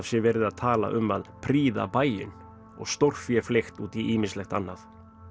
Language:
Icelandic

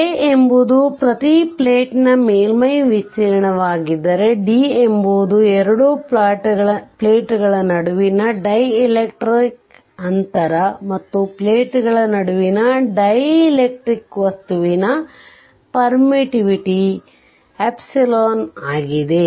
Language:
Kannada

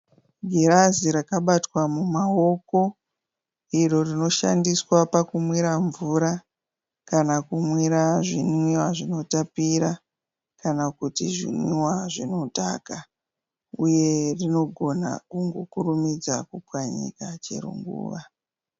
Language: Shona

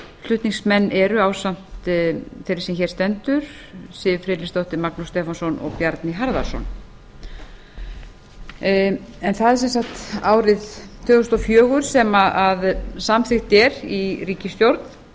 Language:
Icelandic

